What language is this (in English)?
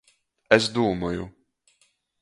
Latgalian